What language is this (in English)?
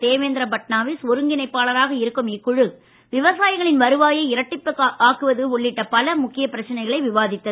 Tamil